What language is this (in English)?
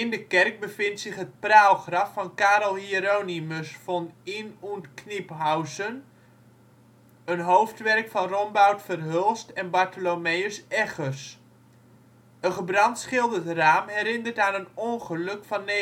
Dutch